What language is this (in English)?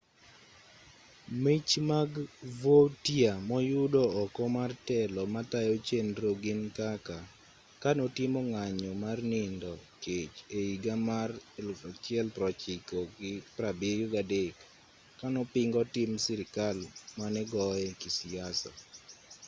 Luo (Kenya and Tanzania)